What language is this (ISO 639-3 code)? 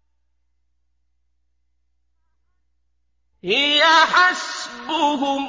ara